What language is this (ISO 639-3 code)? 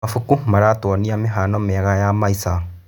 kik